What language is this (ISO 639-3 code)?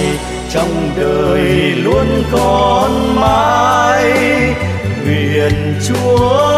vie